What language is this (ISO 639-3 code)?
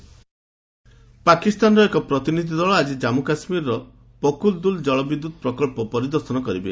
ori